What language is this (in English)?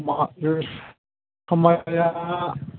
Bodo